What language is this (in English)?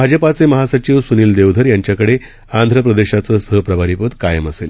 Marathi